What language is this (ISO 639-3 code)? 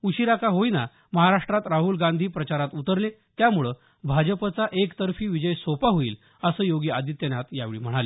mar